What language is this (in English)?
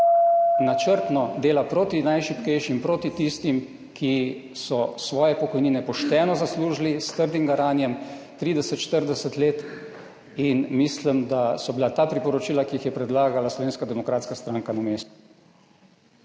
Slovenian